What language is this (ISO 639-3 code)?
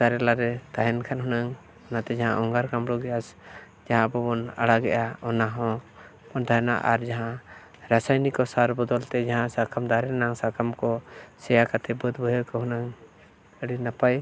sat